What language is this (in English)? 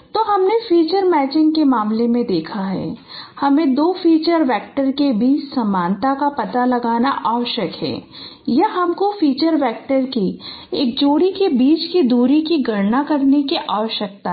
Hindi